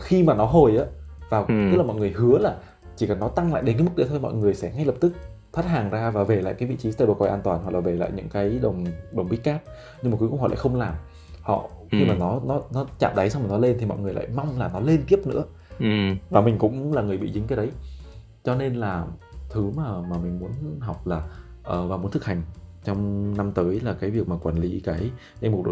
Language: Vietnamese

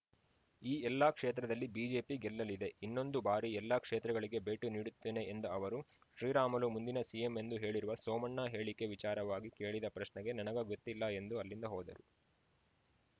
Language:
Kannada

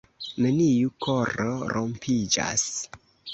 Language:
Esperanto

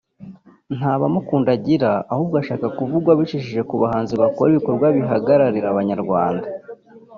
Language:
Kinyarwanda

